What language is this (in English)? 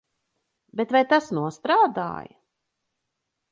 Latvian